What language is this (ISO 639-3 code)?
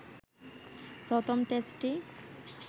ben